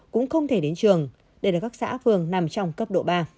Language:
Vietnamese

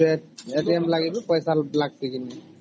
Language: Odia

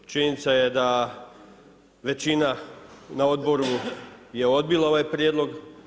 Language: Croatian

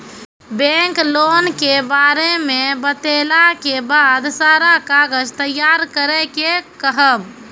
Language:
Maithili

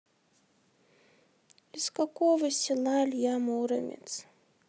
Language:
Russian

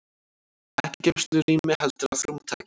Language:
Icelandic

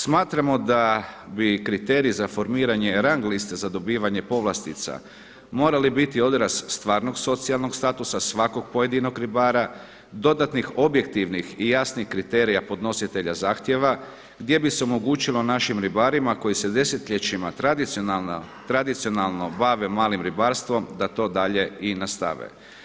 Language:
Croatian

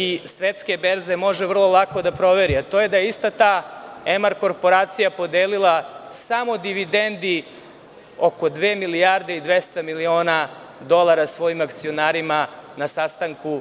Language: Serbian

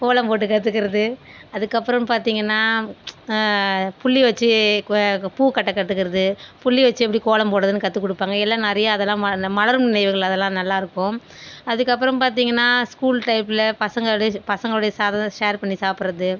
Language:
Tamil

